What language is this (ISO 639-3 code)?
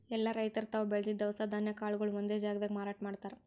kan